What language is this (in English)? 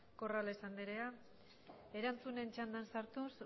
Basque